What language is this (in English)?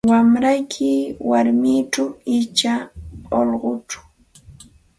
Santa Ana de Tusi Pasco Quechua